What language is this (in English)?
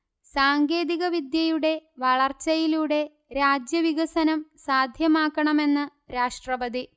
Malayalam